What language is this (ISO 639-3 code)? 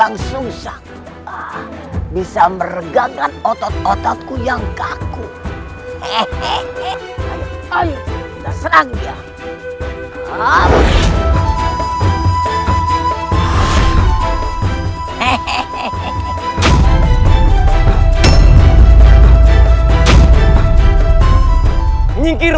ind